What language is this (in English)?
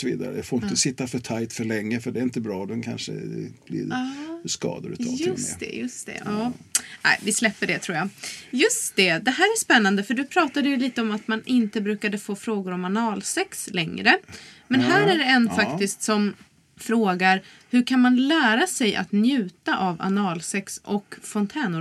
Swedish